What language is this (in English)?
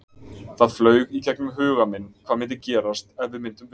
Icelandic